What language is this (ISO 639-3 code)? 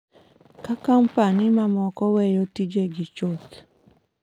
luo